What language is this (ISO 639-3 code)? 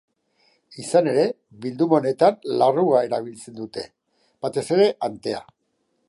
eus